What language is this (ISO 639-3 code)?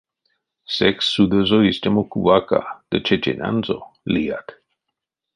myv